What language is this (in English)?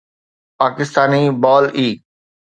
Sindhi